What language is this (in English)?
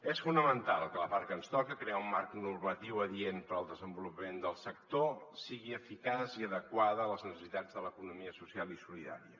Catalan